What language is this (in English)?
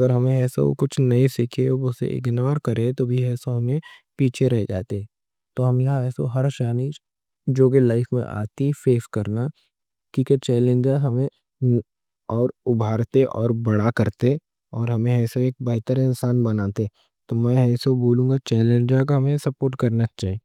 Deccan